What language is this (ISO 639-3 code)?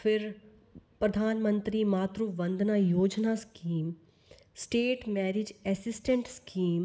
doi